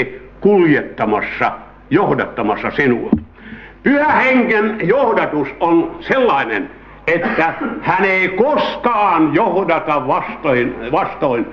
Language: Finnish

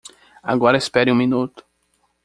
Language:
Portuguese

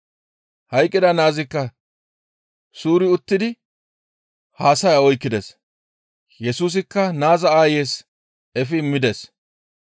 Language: Gamo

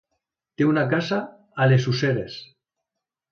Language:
Catalan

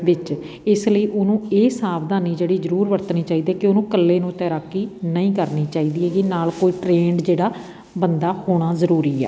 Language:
Punjabi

